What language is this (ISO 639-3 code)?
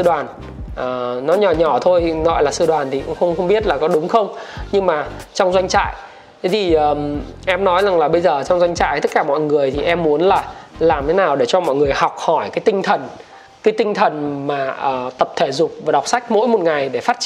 vie